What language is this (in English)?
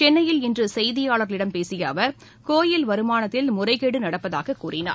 Tamil